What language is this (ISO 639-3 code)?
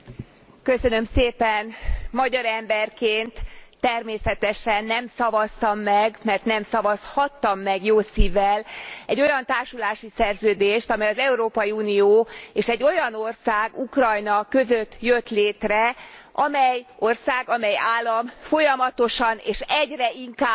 hun